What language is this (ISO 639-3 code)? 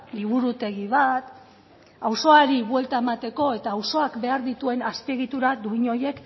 eus